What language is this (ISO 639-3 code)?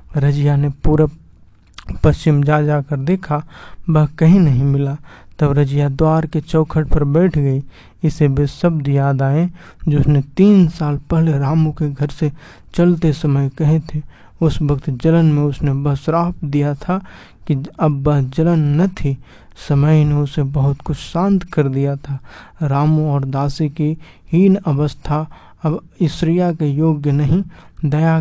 hin